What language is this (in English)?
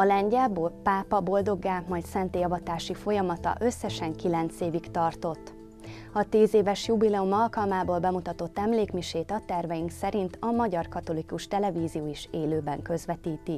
Hungarian